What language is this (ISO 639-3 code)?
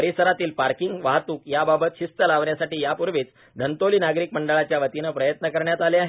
mar